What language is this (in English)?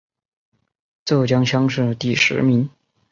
Chinese